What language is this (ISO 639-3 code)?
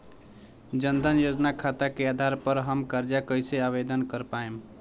bho